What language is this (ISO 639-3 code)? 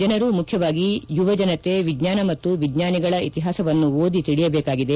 kan